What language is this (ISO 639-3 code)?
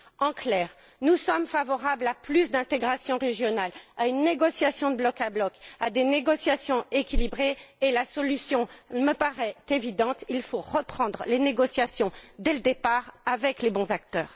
fra